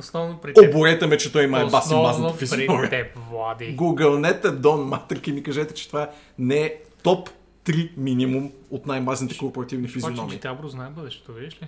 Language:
Bulgarian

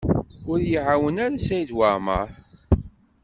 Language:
Kabyle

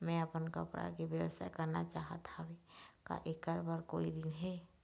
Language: Chhattisgarhi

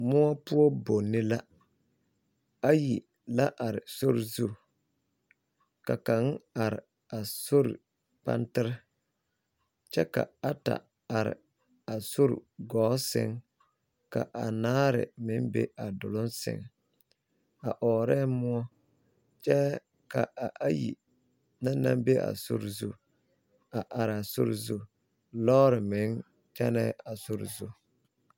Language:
Southern Dagaare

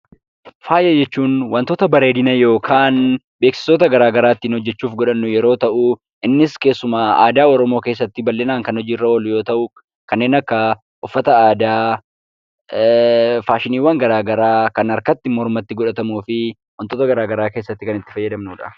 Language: Oromo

